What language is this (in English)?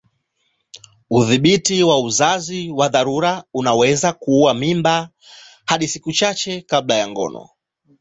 Swahili